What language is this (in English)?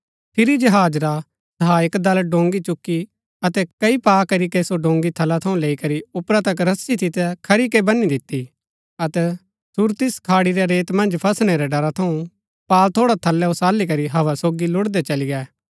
Gaddi